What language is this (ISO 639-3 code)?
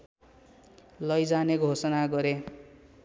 nep